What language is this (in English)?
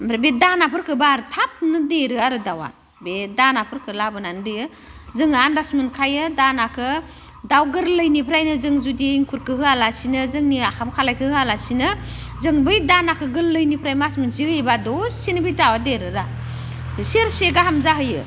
Bodo